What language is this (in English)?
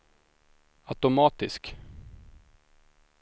Swedish